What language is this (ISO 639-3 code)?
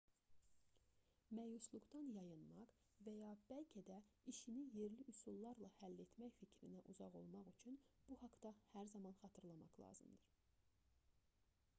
aze